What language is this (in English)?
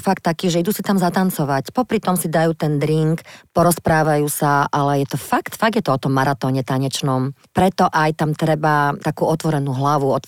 Slovak